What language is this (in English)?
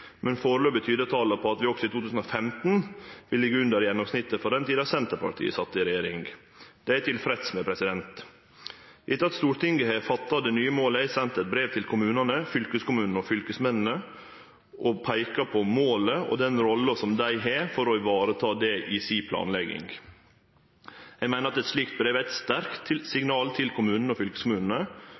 Norwegian Nynorsk